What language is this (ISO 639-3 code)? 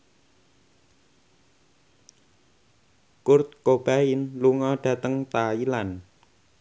jav